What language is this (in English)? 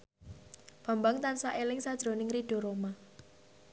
Javanese